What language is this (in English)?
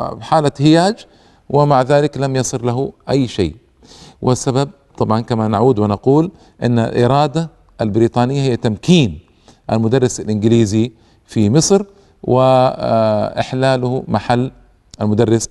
Arabic